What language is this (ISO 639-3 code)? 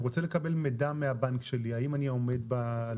heb